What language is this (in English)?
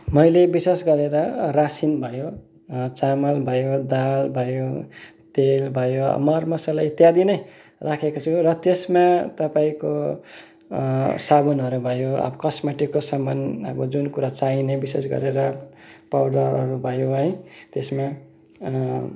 Nepali